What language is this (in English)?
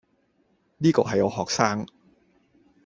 Cantonese